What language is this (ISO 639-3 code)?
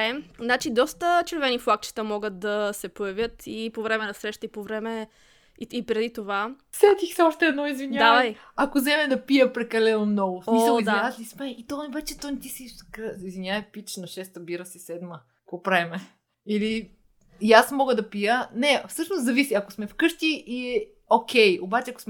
bul